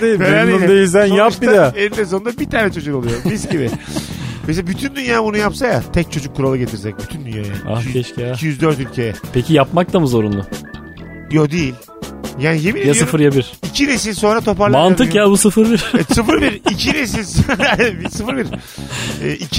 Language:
Turkish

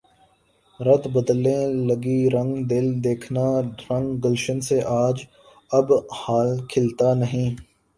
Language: Urdu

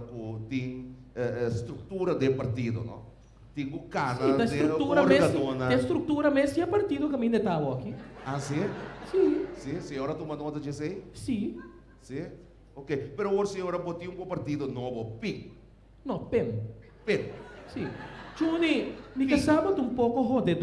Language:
Portuguese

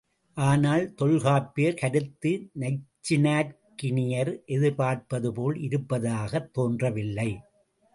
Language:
Tamil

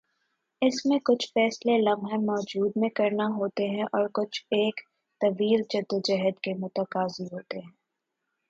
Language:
Urdu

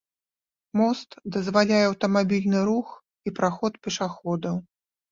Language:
Belarusian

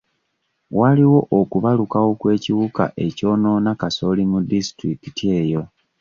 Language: Ganda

